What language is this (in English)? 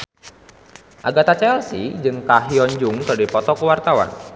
Sundanese